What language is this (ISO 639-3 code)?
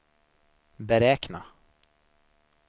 swe